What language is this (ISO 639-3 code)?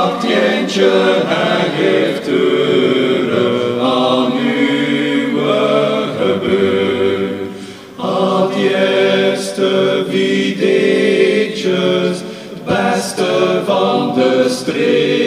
ukr